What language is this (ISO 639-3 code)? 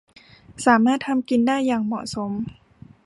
tha